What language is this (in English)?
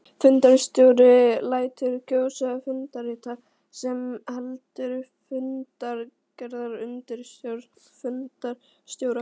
Icelandic